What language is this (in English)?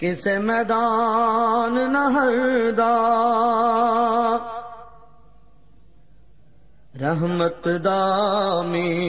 Hindi